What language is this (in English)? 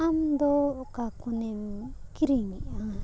Santali